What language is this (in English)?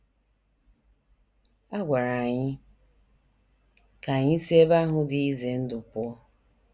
Igbo